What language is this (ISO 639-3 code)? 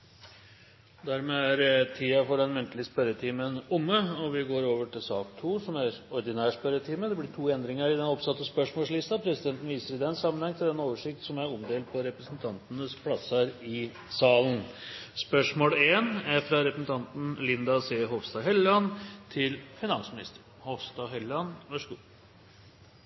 nob